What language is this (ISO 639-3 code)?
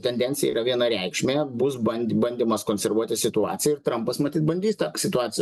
lit